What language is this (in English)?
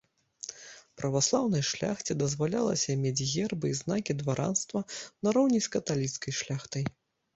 Belarusian